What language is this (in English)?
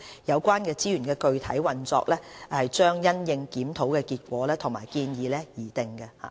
Cantonese